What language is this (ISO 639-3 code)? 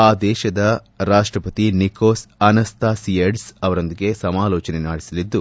kan